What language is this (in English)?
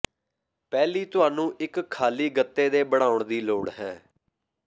Punjabi